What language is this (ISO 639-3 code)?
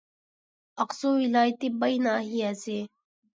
uig